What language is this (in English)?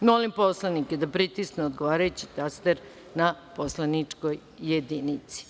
Serbian